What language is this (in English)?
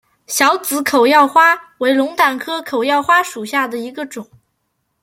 Chinese